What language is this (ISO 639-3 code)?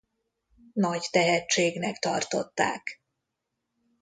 hun